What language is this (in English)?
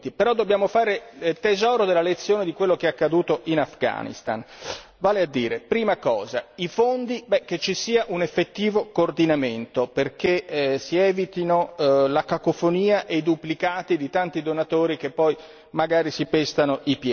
Italian